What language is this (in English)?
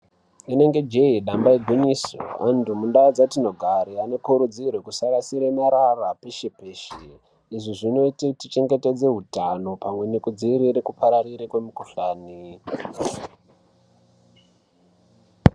Ndau